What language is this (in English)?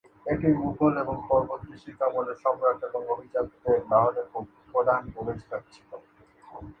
Bangla